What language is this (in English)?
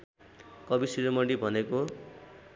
Nepali